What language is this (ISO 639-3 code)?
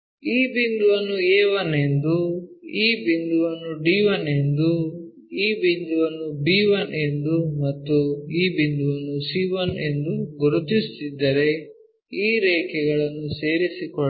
kan